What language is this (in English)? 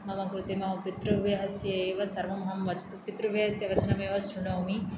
Sanskrit